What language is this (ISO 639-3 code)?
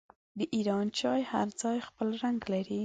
pus